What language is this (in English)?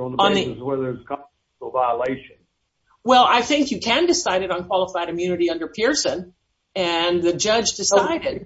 English